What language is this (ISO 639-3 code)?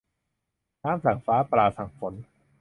tha